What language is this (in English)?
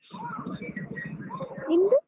Kannada